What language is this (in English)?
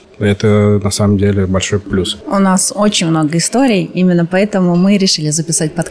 Russian